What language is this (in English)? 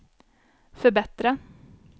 Swedish